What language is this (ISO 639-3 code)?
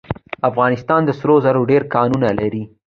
pus